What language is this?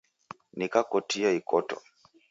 Taita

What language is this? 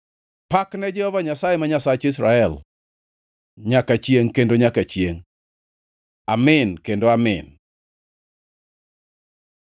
Luo (Kenya and Tanzania)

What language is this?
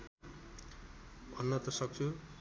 Nepali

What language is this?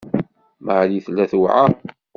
Kabyle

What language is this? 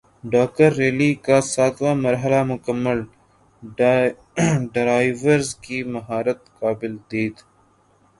Urdu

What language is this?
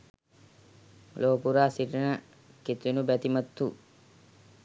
Sinhala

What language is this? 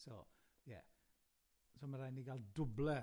Welsh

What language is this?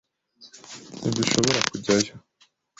Kinyarwanda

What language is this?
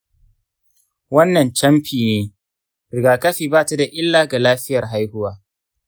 Hausa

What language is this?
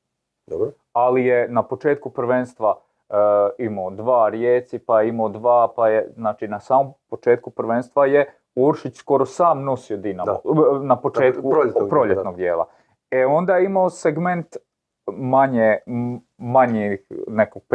Croatian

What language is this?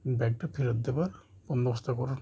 Bangla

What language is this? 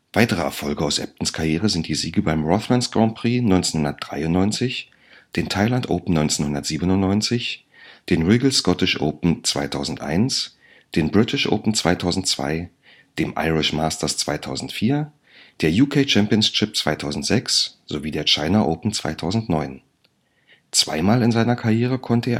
German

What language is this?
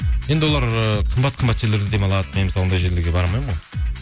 Kazakh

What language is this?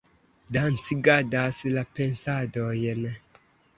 Esperanto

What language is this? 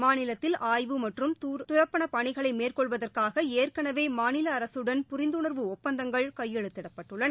Tamil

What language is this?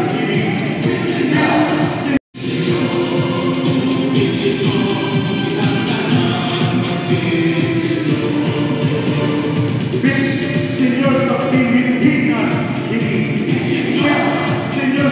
Romanian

